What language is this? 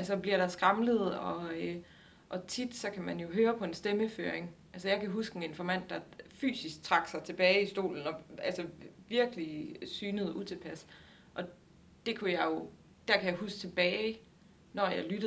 Danish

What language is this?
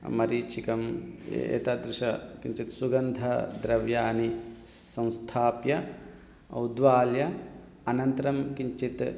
Sanskrit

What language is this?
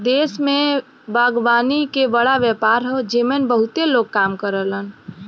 Bhojpuri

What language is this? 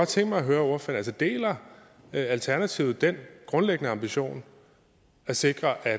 Danish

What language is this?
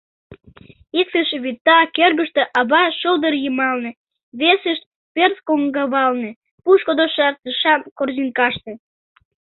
Mari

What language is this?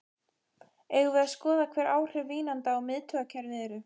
Icelandic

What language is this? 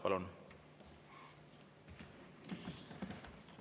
Estonian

